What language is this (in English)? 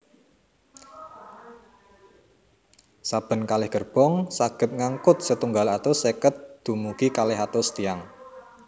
Javanese